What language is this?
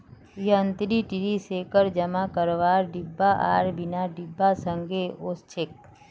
Magahi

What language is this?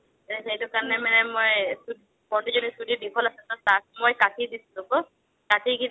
Assamese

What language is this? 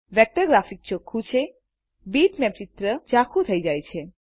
Gujarati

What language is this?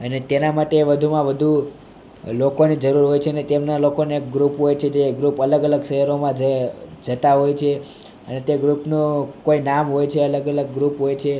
Gujarati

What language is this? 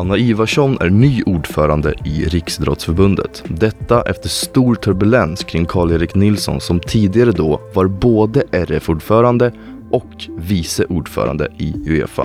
Swedish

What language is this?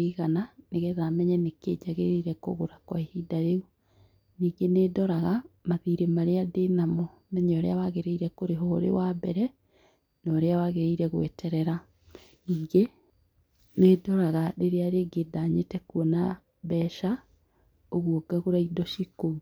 Kikuyu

